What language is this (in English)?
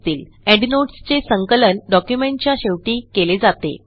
Marathi